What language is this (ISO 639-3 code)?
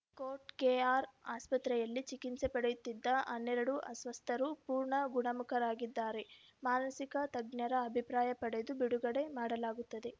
kan